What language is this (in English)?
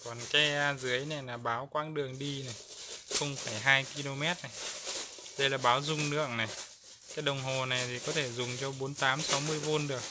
Vietnamese